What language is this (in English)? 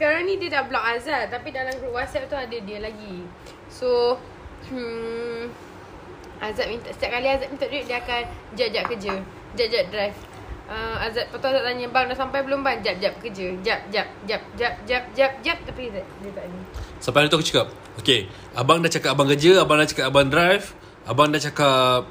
Malay